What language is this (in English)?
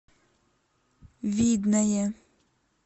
Russian